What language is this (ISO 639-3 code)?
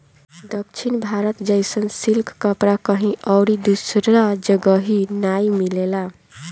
bho